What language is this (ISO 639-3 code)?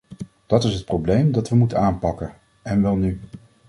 nld